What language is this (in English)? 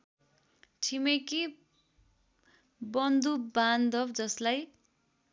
Nepali